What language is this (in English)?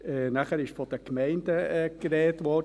Swiss German